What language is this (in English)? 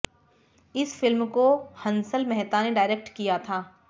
Hindi